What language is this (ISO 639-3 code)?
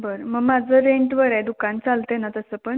mar